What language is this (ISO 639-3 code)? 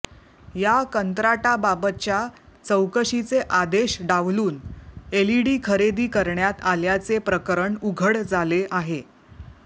mar